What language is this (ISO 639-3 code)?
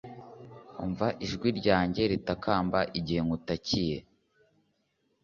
kin